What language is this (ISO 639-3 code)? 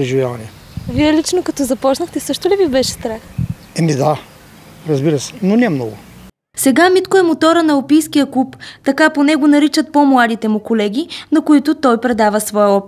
bul